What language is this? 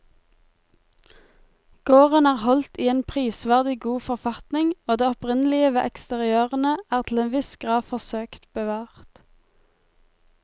Norwegian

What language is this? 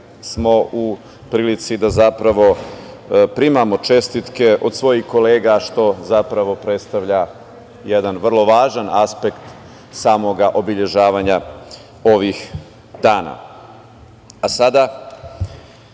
Serbian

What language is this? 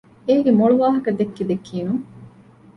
Divehi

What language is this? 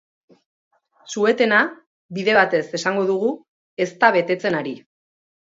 Basque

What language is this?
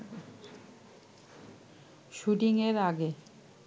Bangla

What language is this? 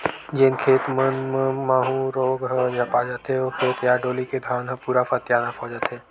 Chhattisgarhi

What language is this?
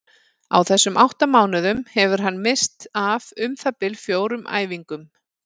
Icelandic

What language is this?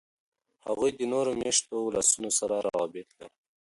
Pashto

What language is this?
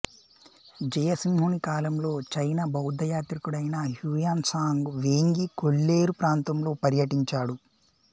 Telugu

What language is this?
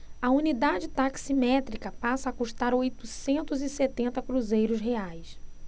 Portuguese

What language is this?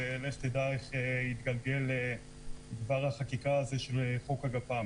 Hebrew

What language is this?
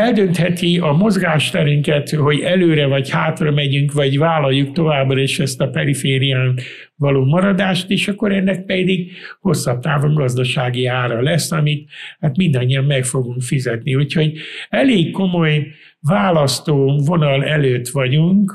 Hungarian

